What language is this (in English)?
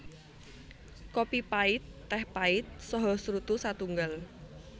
Javanese